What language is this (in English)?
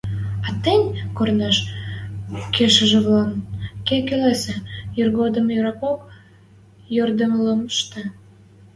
Western Mari